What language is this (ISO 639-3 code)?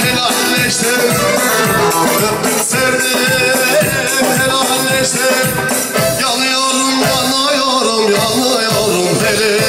tur